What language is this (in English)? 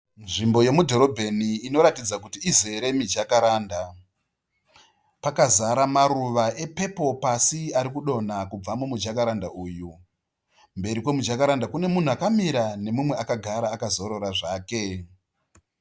Shona